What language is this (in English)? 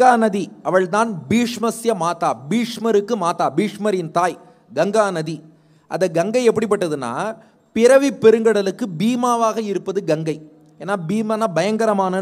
Hindi